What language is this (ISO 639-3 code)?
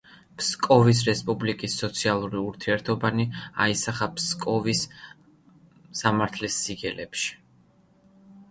kat